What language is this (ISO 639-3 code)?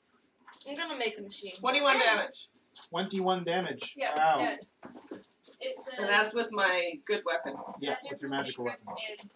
eng